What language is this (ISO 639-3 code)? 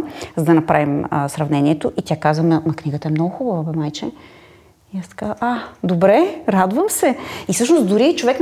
bul